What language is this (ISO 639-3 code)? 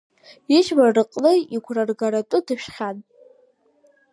abk